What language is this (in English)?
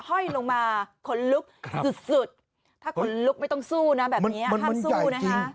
Thai